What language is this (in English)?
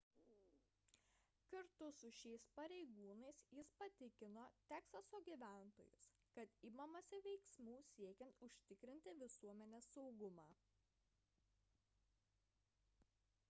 Lithuanian